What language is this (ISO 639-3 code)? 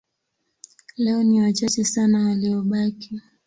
swa